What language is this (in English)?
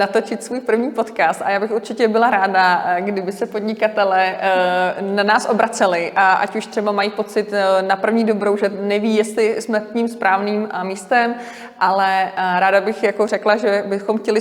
Czech